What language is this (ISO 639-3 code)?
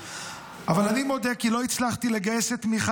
heb